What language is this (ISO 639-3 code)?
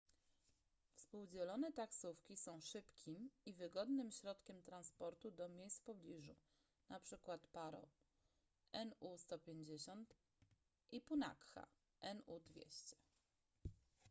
pol